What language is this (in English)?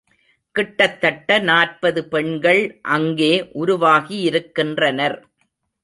Tamil